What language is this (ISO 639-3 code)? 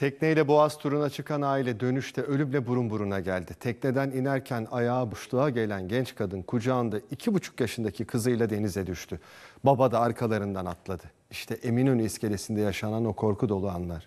tur